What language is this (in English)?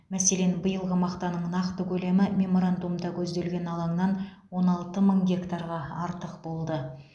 Kazakh